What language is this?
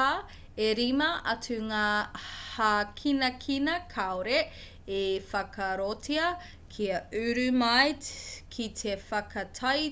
Māori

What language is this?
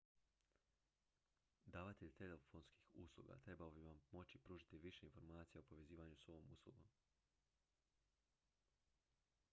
Croatian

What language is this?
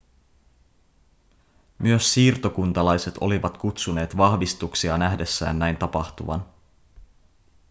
Finnish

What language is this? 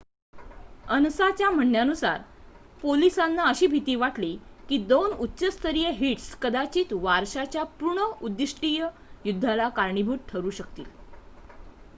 Marathi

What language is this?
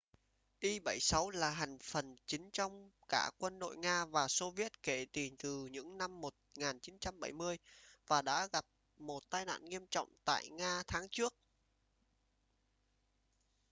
Vietnamese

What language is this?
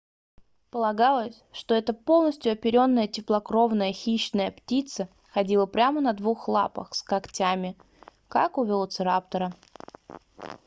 Russian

